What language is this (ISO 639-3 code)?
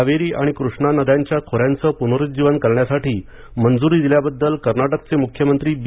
mar